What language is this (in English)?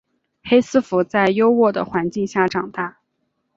Chinese